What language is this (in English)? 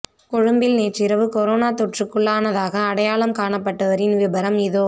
Tamil